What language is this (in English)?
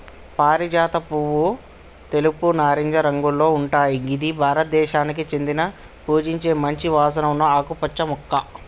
Telugu